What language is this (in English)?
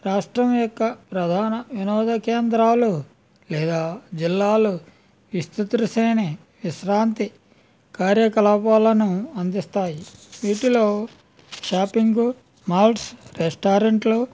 Telugu